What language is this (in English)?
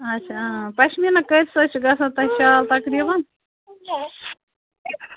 Kashmiri